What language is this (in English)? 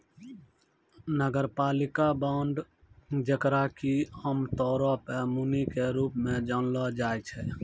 Maithili